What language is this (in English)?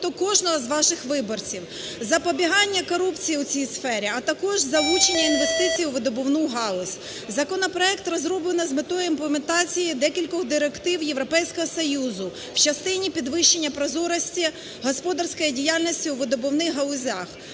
Ukrainian